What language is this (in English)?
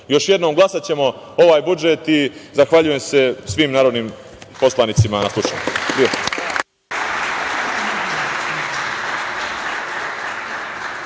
Serbian